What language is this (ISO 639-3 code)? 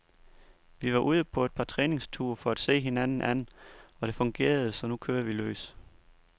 dan